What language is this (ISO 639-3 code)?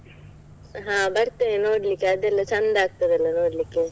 kan